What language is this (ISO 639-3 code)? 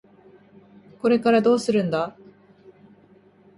jpn